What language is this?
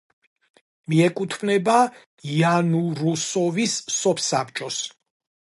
Georgian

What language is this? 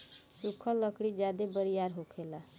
Bhojpuri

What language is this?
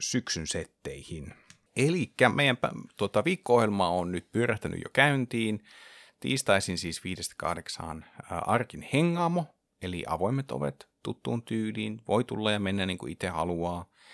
Finnish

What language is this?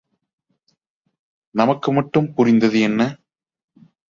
Tamil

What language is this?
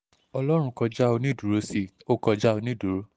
Yoruba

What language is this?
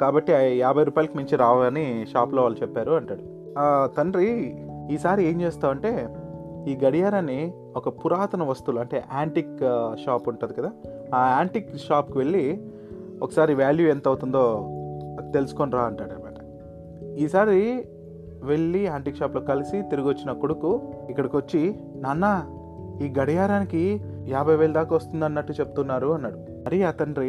Telugu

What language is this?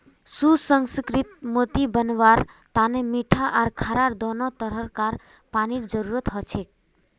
Magahi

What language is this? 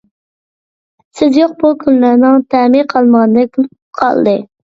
Uyghur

